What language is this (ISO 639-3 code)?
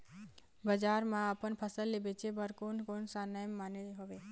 hne